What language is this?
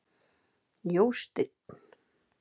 Icelandic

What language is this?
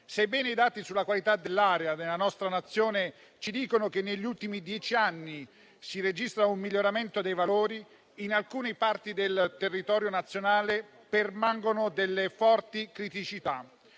Italian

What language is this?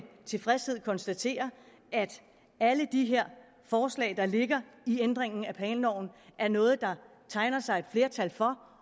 Danish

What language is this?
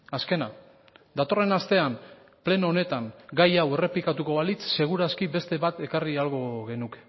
Basque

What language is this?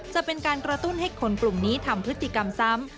Thai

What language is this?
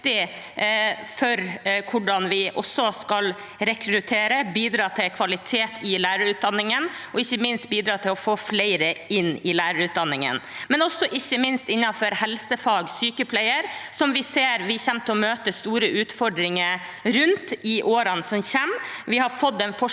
Norwegian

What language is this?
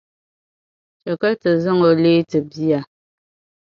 Dagbani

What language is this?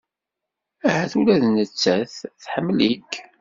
Kabyle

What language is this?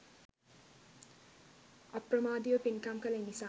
Sinhala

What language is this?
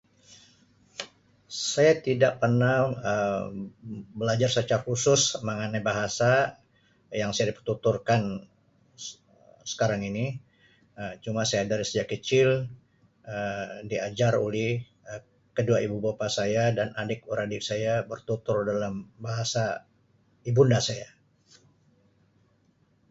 Sabah Malay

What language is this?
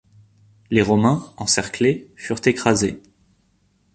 French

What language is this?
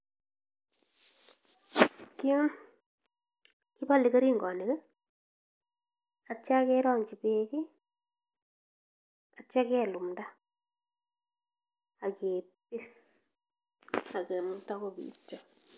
Kalenjin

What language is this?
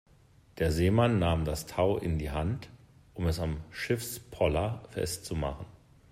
German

